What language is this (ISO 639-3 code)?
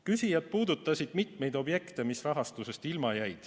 est